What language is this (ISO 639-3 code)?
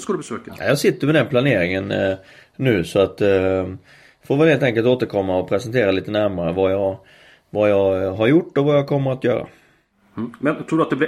swe